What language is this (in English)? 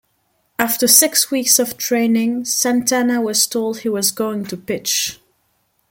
English